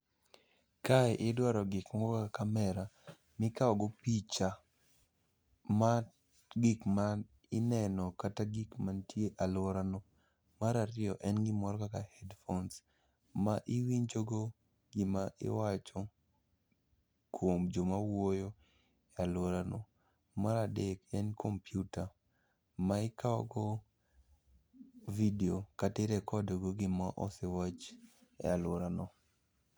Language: Luo (Kenya and Tanzania)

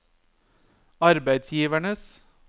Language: Norwegian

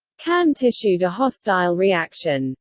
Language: English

